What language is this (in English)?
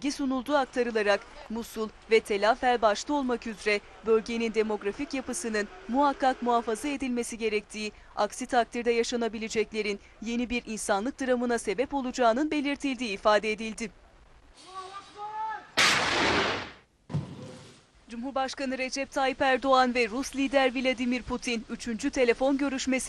Turkish